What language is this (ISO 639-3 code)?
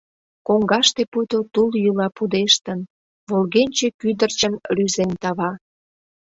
chm